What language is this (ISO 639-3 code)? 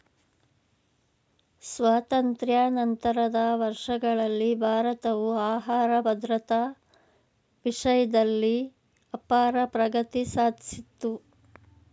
kan